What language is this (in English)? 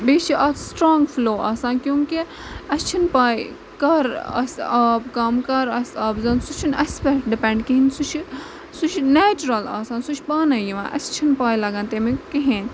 Kashmiri